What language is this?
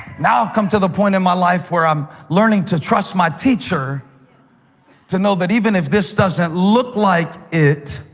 English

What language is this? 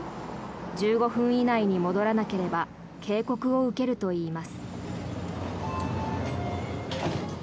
Japanese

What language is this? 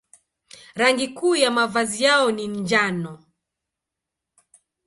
Swahili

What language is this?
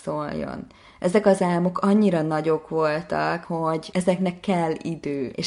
Hungarian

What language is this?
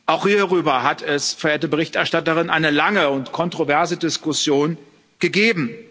German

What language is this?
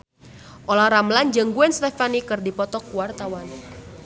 Sundanese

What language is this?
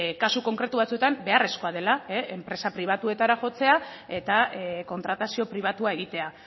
Basque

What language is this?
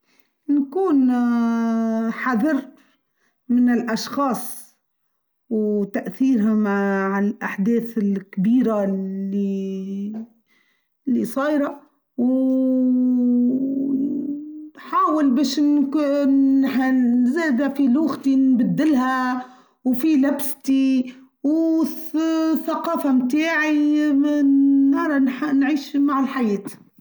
Tunisian Arabic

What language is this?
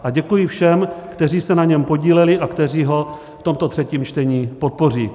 Czech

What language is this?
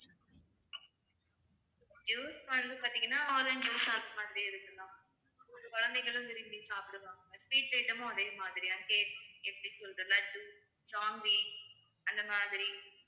Tamil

